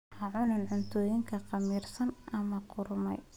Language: Somali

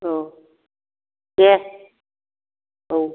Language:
Bodo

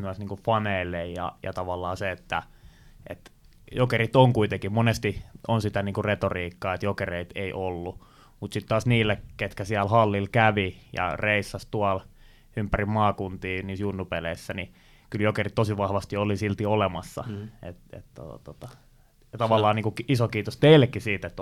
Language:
Finnish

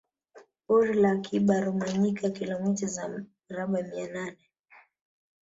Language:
Swahili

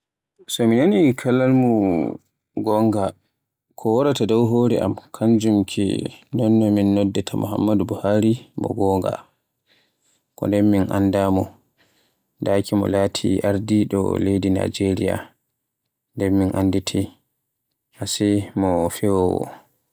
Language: Borgu Fulfulde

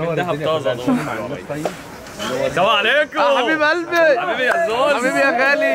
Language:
Arabic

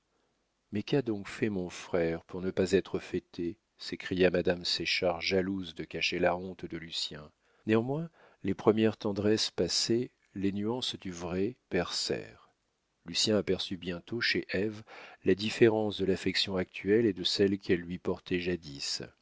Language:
French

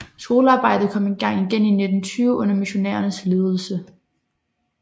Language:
Danish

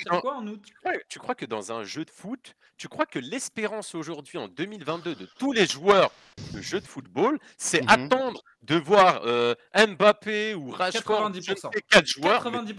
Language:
French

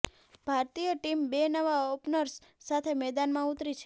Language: Gujarati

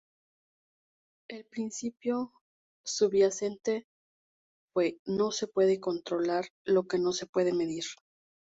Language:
Spanish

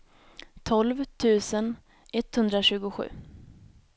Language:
Swedish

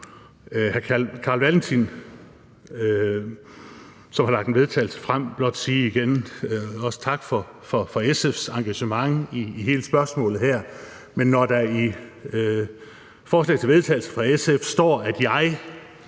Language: Danish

